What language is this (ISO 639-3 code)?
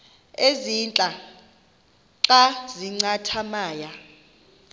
xho